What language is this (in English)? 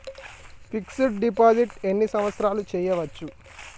Telugu